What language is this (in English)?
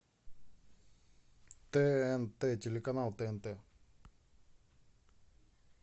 Russian